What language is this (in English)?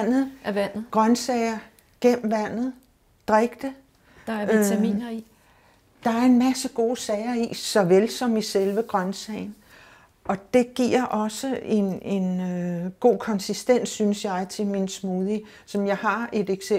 Danish